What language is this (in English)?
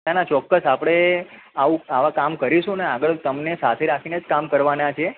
Gujarati